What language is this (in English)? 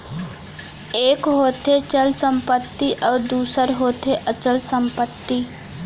Chhattisgarhi